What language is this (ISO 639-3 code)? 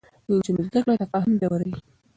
pus